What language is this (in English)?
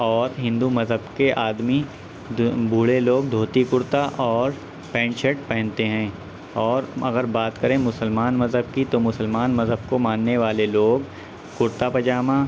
Urdu